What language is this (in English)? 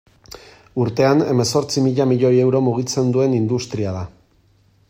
Basque